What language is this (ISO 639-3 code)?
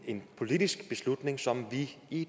dan